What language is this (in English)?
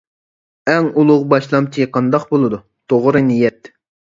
Uyghur